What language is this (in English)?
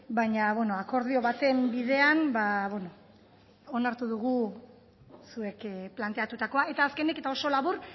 Basque